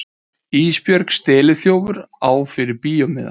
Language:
Icelandic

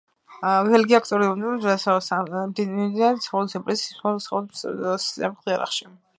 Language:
Georgian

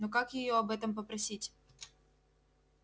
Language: Russian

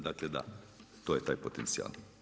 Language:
Croatian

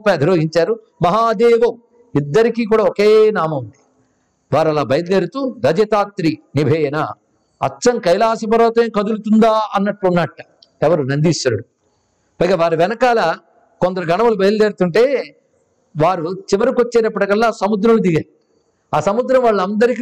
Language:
Telugu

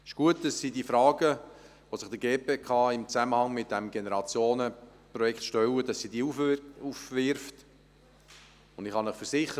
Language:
Swiss German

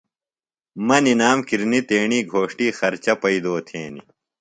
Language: Phalura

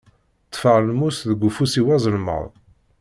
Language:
Kabyle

